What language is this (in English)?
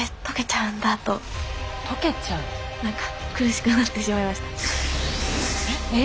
Japanese